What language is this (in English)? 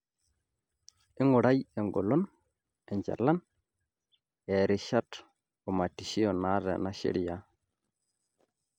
Masai